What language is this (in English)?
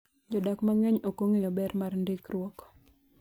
Luo (Kenya and Tanzania)